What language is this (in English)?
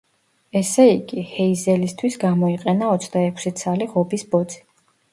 Georgian